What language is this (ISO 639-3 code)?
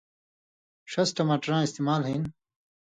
mvy